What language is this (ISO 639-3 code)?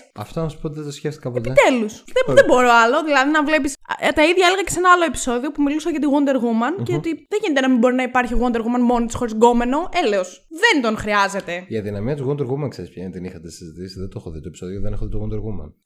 ell